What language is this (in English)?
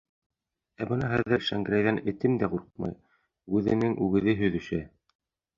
Bashkir